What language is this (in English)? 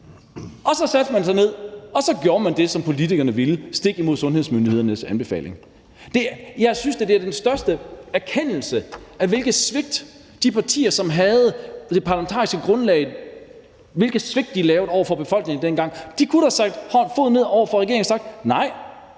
Danish